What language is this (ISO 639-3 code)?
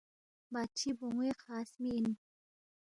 bft